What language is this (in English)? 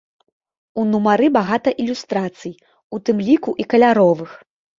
Belarusian